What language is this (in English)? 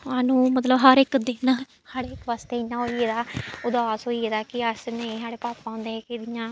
Dogri